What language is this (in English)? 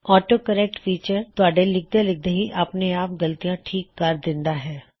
Punjabi